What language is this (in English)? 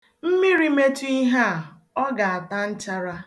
Igbo